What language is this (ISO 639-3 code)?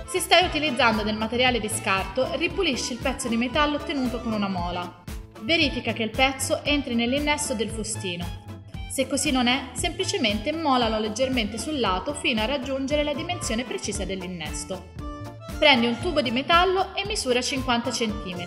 ita